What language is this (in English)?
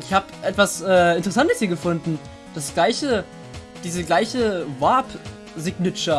German